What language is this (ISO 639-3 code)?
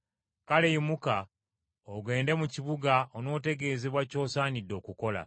lug